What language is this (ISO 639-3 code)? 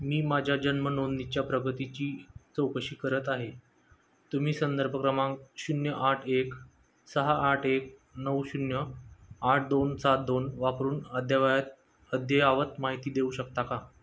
mar